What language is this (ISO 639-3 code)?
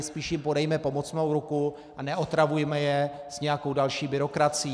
ces